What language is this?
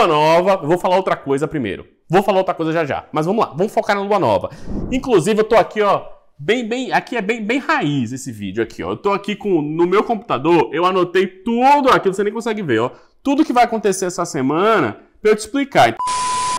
Portuguese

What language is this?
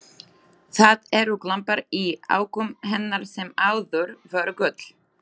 Icelandic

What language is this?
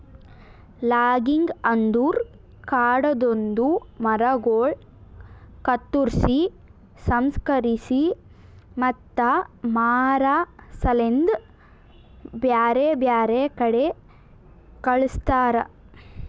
Kannada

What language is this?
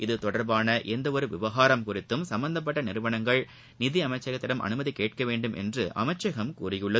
Tamil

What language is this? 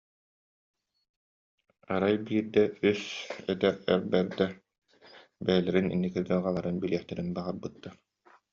Yakut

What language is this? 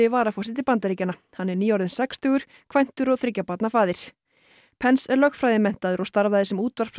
Icelandic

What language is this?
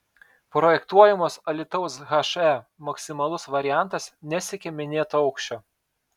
Lithuanian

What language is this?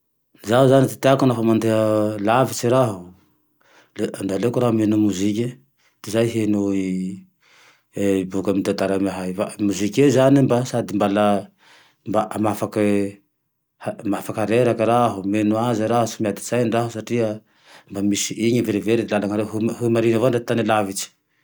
Tandroy-Mahafaly Malagasy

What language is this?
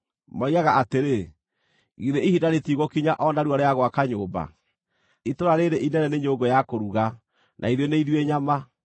Kikuyu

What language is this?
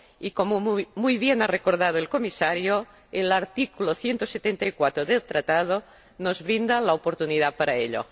Spanish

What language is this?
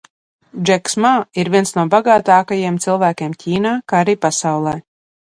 Latvian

